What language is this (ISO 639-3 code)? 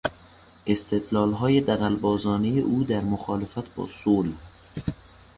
fas